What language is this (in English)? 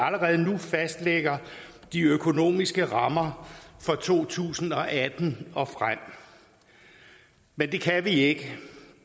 Danish